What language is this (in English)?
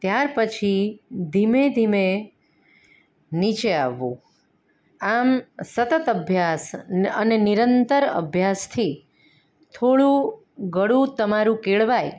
Gujarati